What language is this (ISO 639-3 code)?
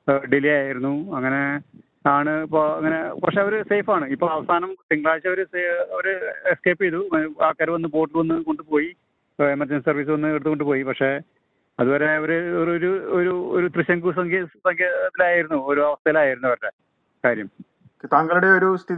mal